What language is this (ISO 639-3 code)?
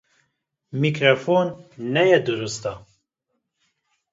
kur